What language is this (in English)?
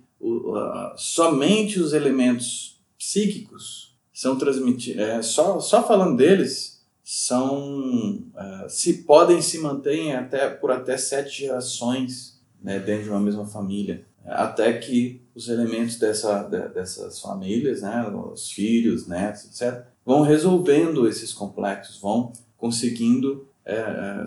Portuguese